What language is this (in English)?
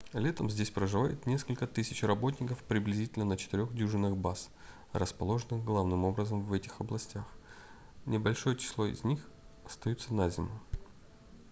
Russian